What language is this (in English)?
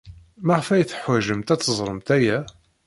Kabyle